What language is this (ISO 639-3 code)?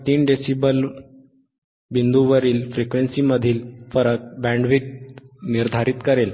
mar